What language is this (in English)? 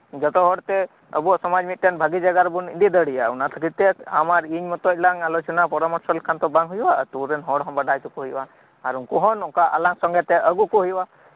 Santali